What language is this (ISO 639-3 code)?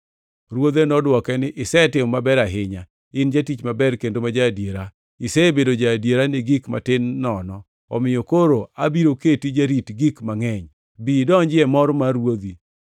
luo